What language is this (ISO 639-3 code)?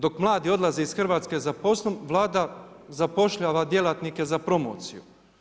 hrv